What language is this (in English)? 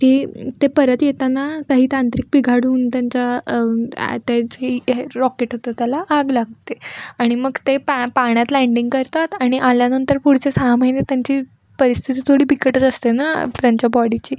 Marathi